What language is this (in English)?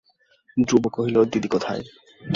Bangla